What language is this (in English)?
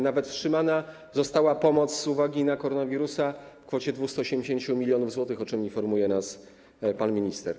Polish